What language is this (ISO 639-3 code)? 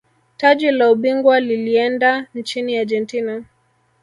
swa